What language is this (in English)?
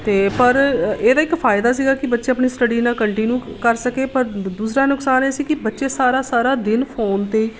Punjabi